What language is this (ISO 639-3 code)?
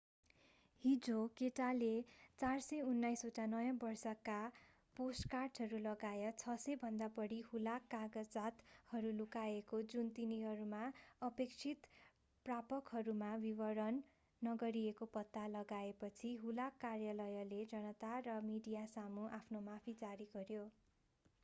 nep